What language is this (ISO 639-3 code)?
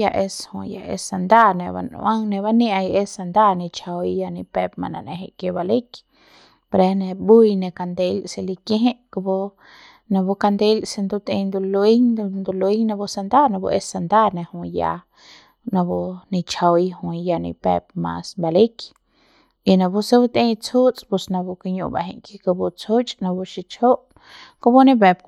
pbs